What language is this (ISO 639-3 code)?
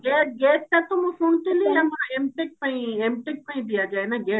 ori